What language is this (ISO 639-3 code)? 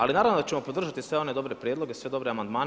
hrv